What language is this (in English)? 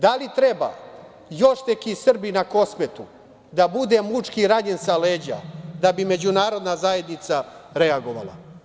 Serbian